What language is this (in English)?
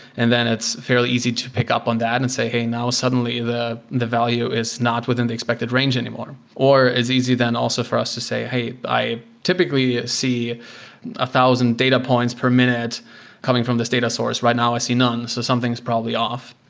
English